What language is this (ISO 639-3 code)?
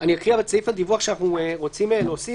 heb